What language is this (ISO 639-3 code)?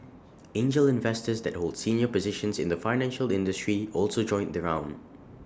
eng